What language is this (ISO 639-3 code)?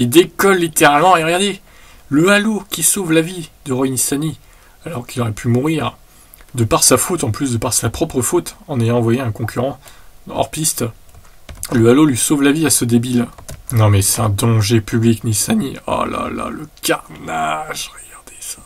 fra